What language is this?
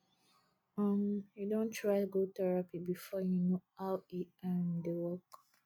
Nigerian Pidgin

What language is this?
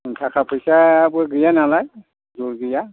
Bodo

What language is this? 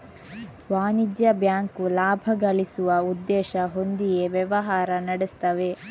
Kannada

